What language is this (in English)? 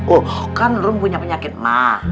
Indonesian